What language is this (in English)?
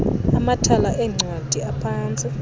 Xhosa